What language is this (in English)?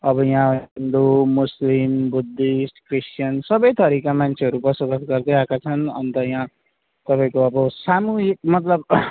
Nepali